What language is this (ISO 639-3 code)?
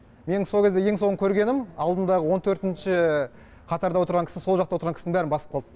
kaz